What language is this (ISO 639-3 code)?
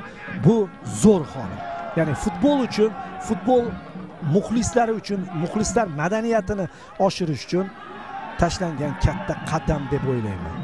tur